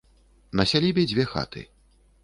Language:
Belarusian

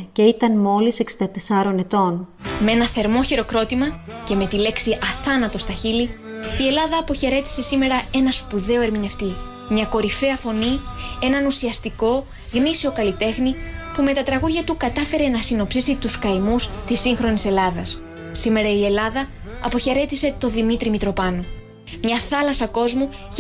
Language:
Greek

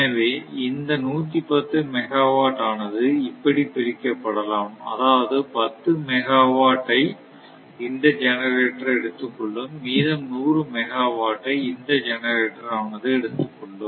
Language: Tamil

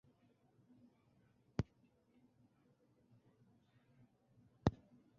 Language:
Bangla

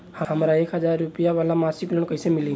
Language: Bhojpuri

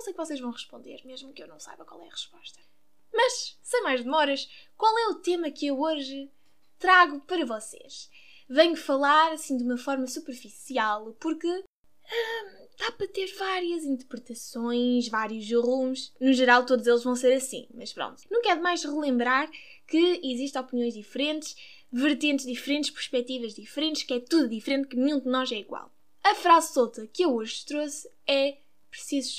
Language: Portuguese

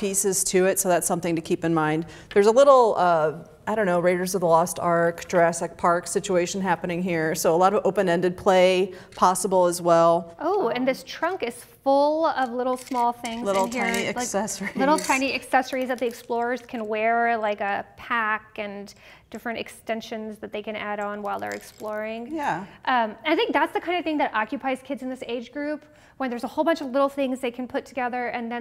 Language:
English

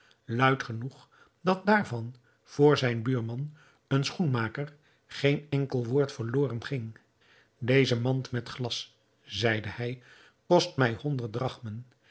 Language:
Dutch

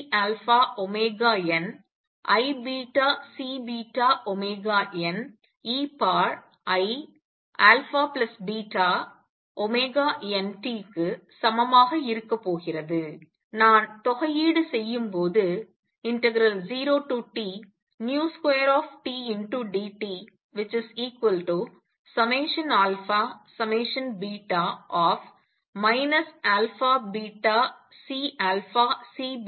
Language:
Tamil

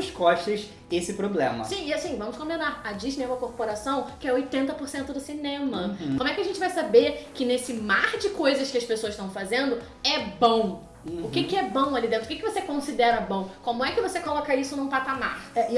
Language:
Portuguese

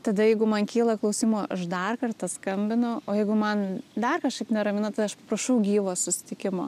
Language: Lithuanian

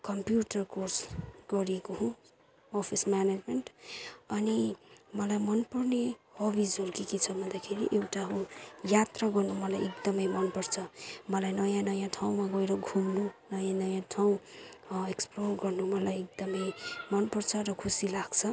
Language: Nepali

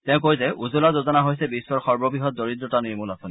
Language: Assamese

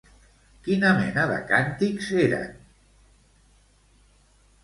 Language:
Catalan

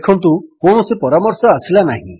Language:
Odia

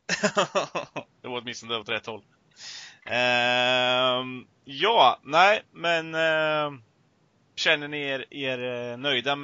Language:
Swedish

